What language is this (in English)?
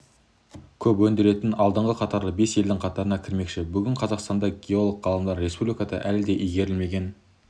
Kazakh